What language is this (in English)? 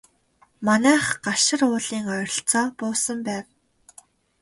Mongolian